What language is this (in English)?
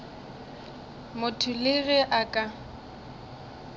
Northern Sotho